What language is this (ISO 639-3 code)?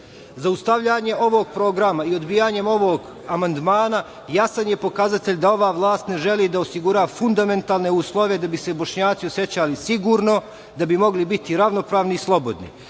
srp